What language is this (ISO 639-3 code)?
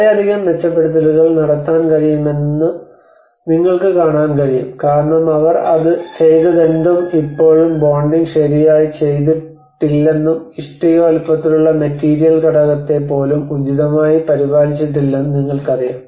mal